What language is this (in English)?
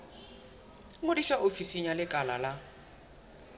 Southern Sotho